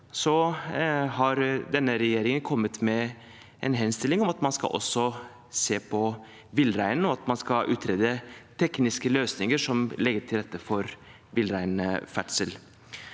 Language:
Norwegian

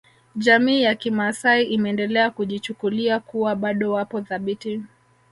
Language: Swahili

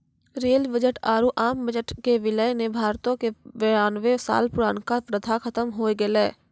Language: Maithili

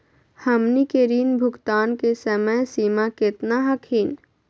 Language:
Magahi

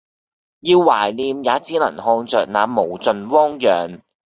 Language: Cantonese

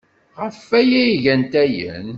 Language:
Kabyle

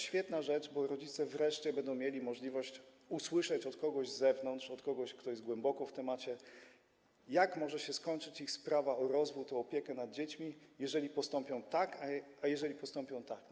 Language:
Polish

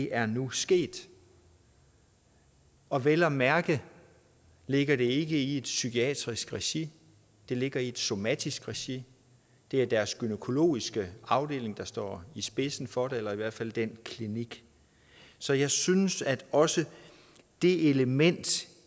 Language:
Danish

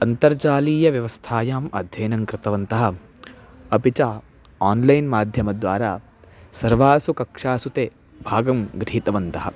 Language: Sanskrit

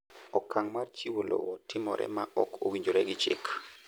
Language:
Luo (Kenya and Tanzania)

